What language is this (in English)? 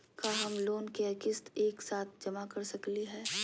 Magahi